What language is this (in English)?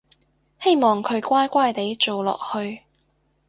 Cantonese